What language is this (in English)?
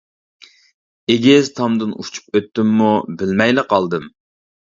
Uyghur